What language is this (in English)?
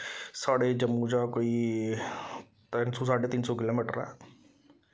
Dogri